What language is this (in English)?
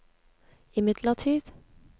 Norwegian